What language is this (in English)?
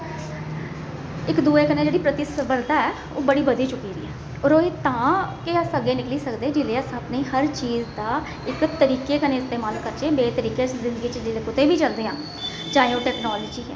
Dogri